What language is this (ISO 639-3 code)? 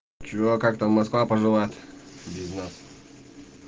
rus